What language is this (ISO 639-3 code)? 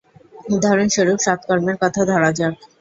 ben